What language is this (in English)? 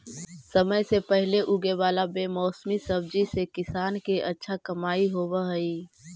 Magahi